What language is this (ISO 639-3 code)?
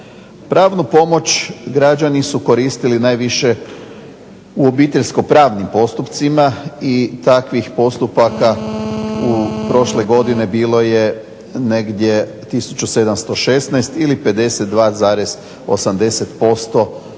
hrv